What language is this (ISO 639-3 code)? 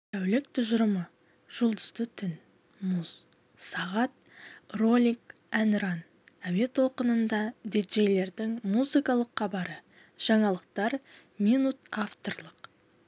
kaz